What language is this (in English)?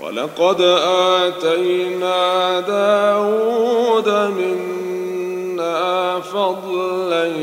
Arabic